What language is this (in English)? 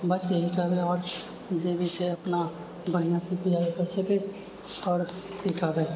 Maithili